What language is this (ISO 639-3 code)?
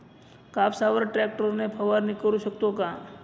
mar